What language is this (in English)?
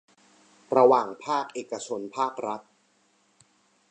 Thai